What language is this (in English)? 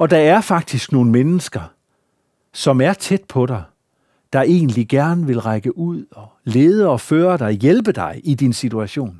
Danish